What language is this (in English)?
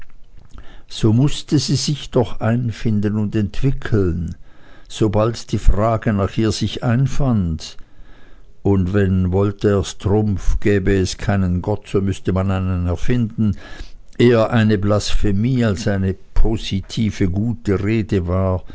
German